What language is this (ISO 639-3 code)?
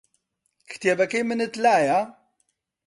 ckb